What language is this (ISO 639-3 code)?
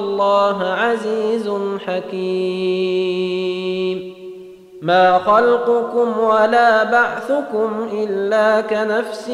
ara